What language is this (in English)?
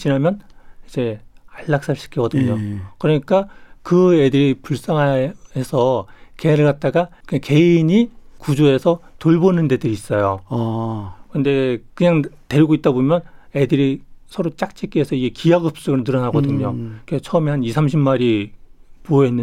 Korean